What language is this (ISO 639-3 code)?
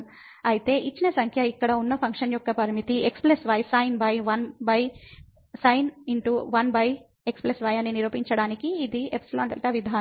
tel